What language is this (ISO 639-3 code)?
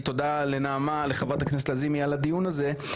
heb